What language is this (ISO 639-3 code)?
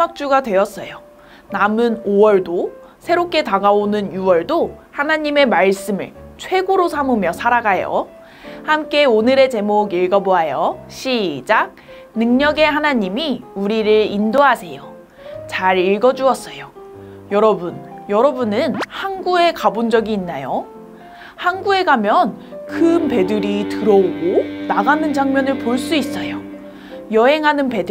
kor